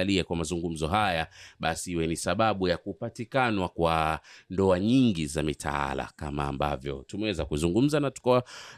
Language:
Swahili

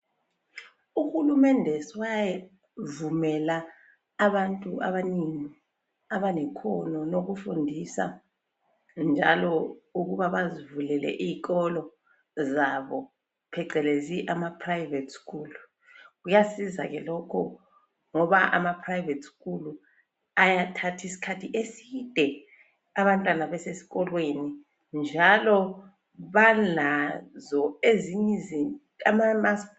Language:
North Ndebele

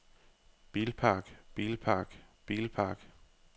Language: Danish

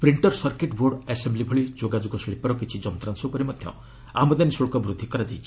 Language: Odia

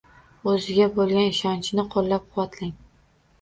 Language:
Uzbek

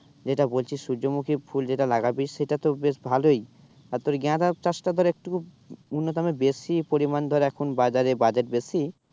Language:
Bangla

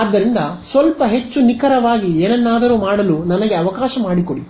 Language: Kannada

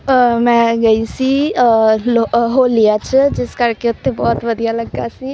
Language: Punjabi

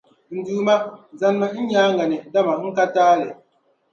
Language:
Dagbani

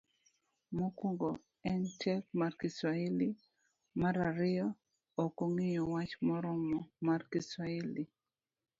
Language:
Luo (Kenya and Tanzania)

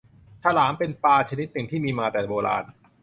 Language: Thai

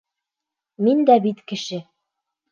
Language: Bashkir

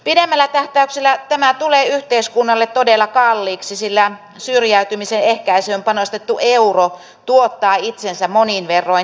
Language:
Finnish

